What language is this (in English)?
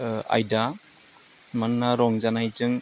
Bodo